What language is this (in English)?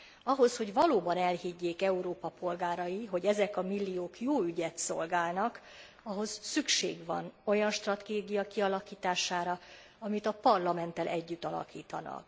Hungarian